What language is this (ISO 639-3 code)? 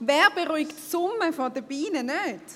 gsw